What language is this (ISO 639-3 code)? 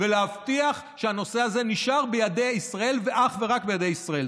heb